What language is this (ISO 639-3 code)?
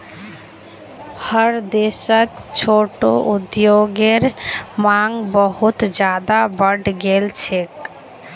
mag